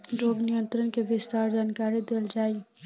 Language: Bhojpuri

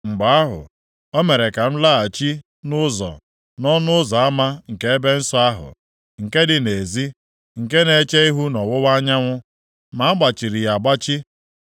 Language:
Igbo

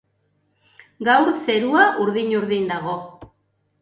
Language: Basque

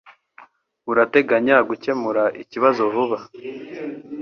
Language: Kinyarwanda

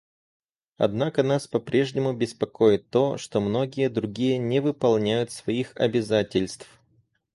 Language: Russian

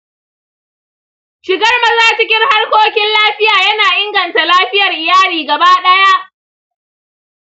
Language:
Hausa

